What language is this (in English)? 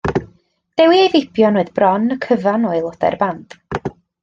Welsh